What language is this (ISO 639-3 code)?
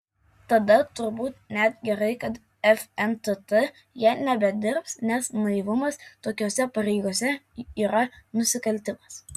lit